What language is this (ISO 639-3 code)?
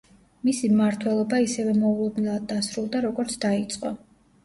kat